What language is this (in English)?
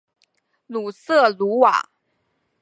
Chinese